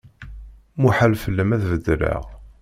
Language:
Kabyle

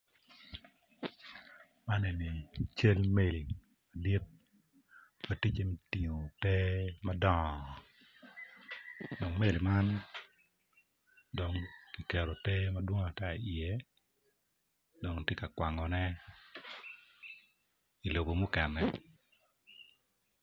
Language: Acoli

